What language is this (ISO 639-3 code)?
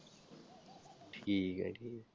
pan